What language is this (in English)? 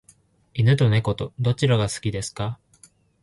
Japanese